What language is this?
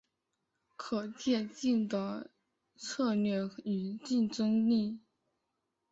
Chinese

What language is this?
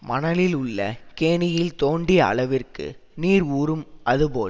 Tamil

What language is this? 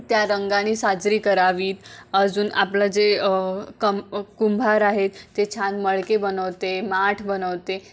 Marathi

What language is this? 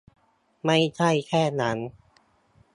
Thai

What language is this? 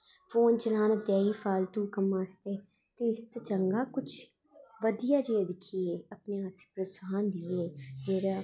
Dogri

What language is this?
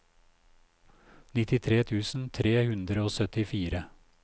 Norwegian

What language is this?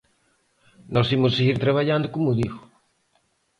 Galician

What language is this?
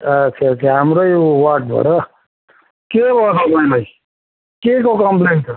Nepali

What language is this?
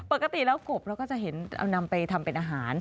Thai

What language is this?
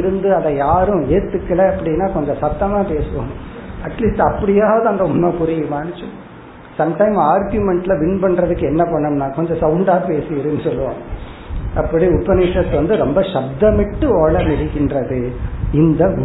Tamil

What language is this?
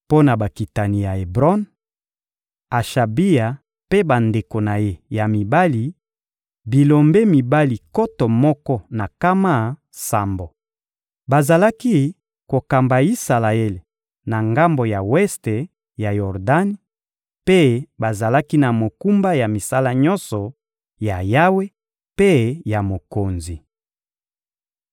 Lingala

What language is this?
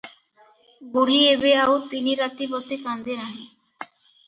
Odia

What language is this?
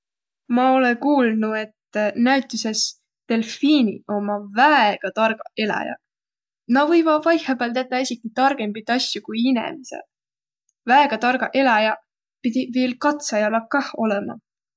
Võro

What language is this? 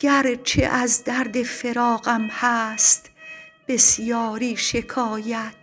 Persian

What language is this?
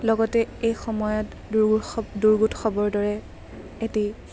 Assamese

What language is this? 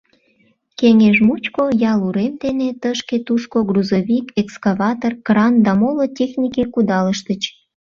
Mari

